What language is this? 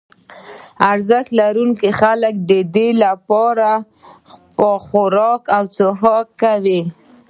Pashto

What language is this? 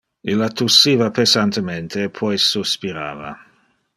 Interlingua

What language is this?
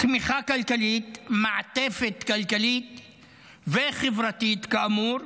Hebrew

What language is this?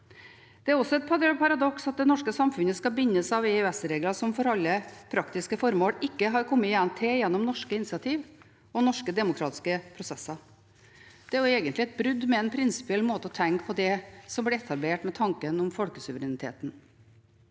Norwegian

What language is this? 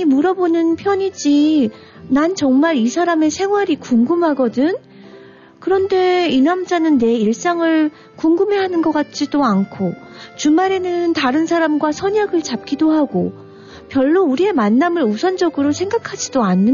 Korean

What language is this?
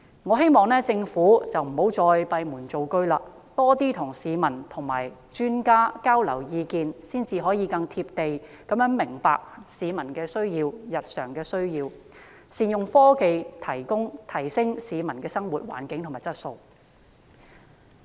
Cantonese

